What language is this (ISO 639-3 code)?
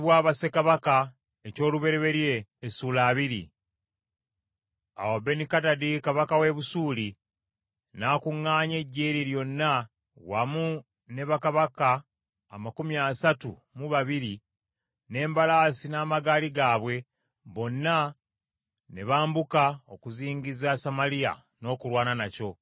lug